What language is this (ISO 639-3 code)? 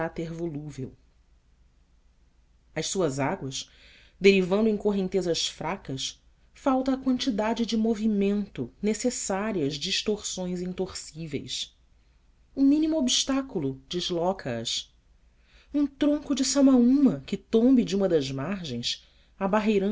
por